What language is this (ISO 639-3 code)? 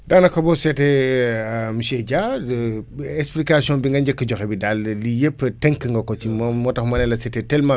wol